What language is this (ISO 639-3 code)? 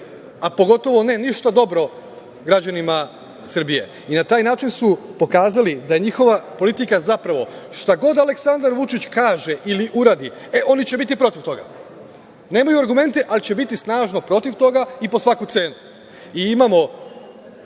srp